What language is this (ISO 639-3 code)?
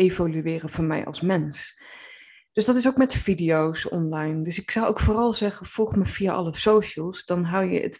nld